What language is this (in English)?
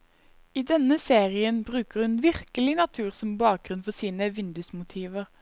Norwegian